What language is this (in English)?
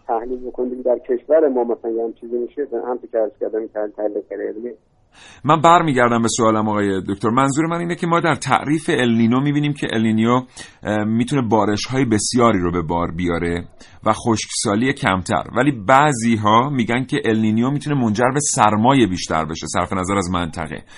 Persian